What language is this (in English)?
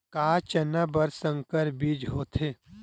Chhattisgarhi